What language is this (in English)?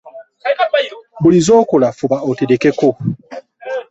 Ganda